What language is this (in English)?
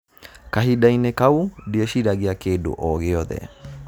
Kikuyu